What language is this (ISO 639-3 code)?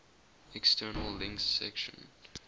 eng